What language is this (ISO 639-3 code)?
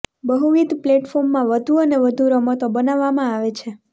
guj